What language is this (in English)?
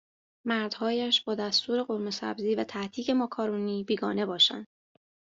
Persian